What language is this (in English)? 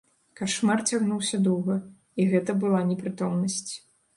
Belarusian